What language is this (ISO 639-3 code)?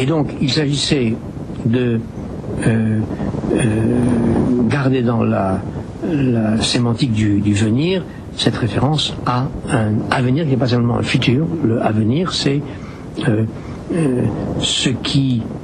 fra